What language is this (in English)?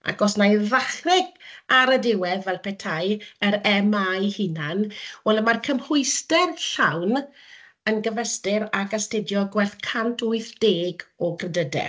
Welsh